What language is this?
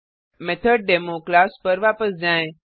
Hindi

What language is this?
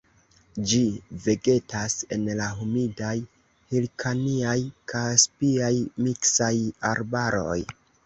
Esperanto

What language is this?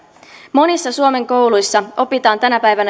Finnish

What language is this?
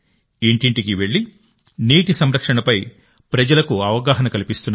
Telugu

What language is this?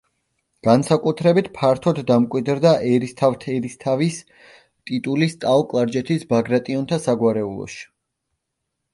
Georgian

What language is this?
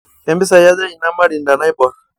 Masai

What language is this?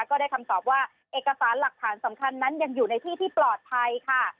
Thai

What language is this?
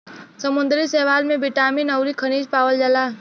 Bhojpuri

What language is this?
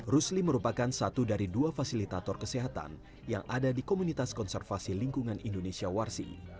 Indonesian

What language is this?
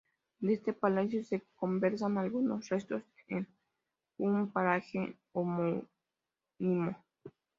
Spanish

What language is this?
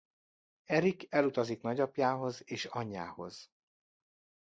Hungarian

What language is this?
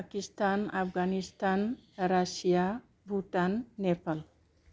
Bodo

